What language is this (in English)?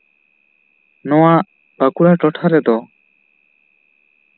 Santali